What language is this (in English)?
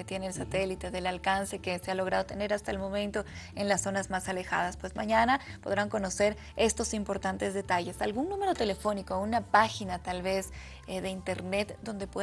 Spanish